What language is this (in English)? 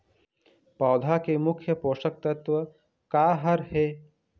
Chhattisgarhi